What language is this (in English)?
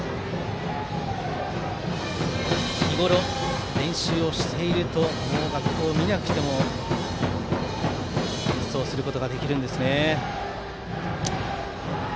Japanese